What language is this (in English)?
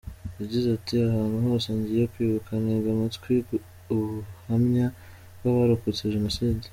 Kinyarwanda